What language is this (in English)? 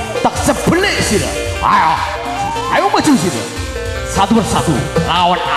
Indonesian